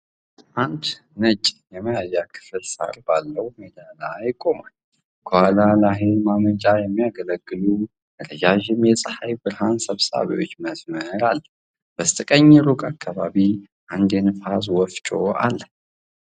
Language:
Amharic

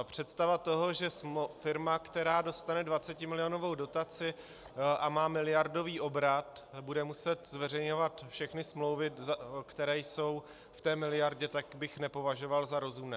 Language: Czech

